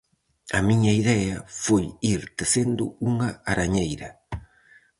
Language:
Galician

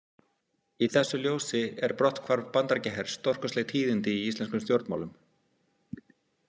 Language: Icelandic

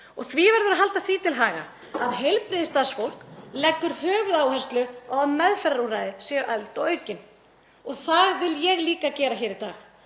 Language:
Icelandic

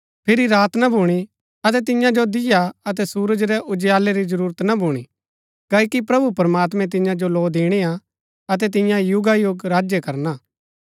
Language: Gaddi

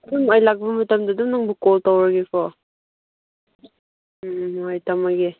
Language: Manipuri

